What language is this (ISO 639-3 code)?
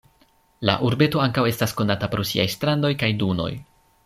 epo